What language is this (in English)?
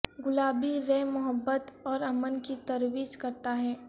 Urdu